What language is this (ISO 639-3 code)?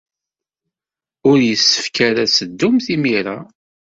kab